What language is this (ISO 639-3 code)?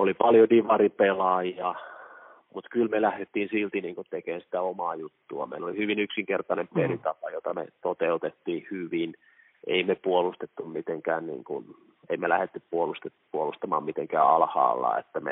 fin